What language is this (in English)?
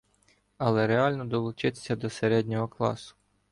Ukrainian